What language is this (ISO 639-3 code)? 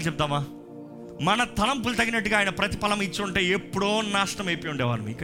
tel